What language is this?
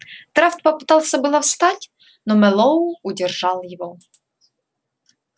Russian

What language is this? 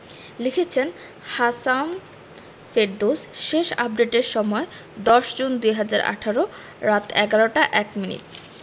Bangla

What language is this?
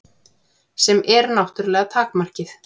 Icelandic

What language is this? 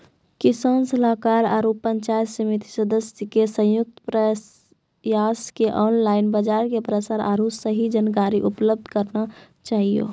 Maithili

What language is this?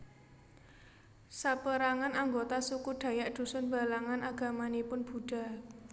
Javanese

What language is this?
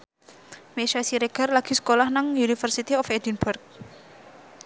Javanese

